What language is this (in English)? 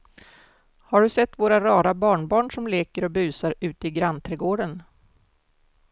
Swedish